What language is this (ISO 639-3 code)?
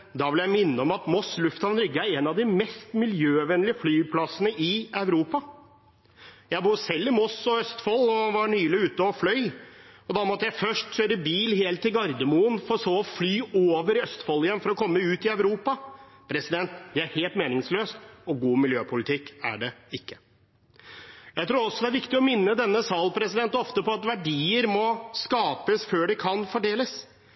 nob